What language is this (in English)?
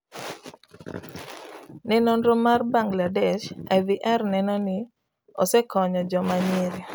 Luo (Kenya and Tanzania)